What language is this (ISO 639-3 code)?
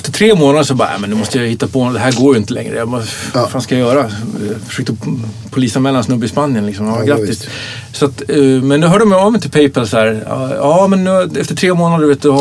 swe